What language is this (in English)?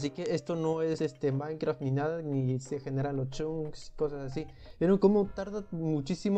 Spanish